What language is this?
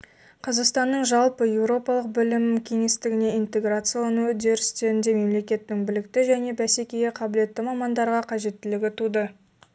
Kazakh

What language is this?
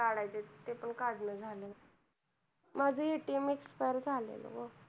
Marathi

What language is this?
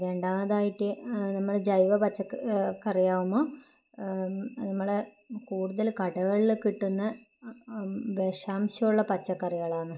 Malayalam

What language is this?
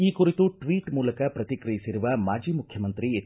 Kannada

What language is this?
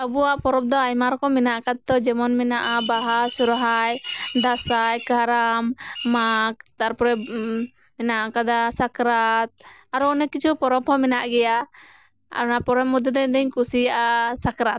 Santali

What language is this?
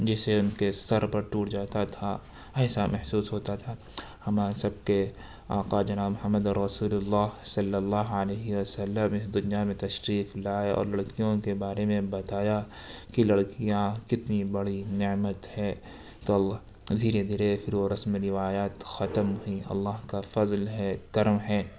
Urdu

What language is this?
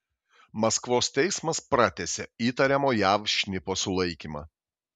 Lithuanian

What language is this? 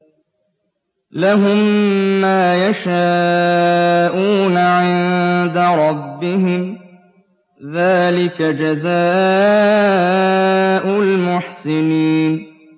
Arabic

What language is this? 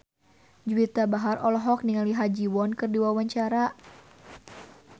Sundanese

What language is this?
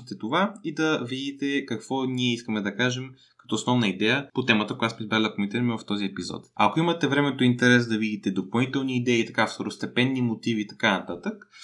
Bulgarian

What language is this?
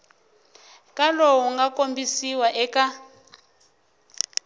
Tsonga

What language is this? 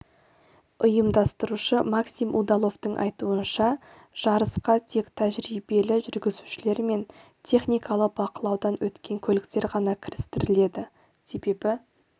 Kazakh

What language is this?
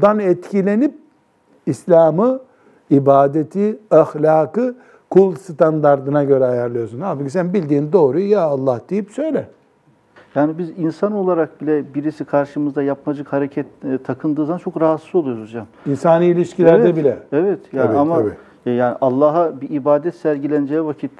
Turkish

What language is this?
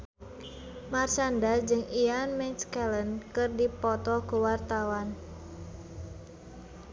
Sundanese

